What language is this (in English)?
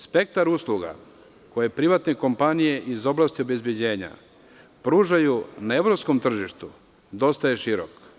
Serbian